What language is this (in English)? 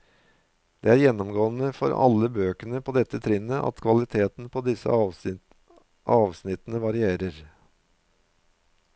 Norwegian